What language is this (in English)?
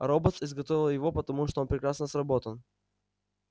Russian